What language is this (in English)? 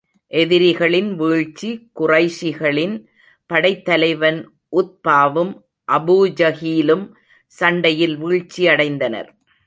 Tamil